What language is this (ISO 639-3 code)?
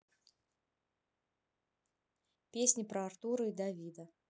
rus